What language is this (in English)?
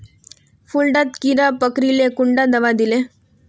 Magahi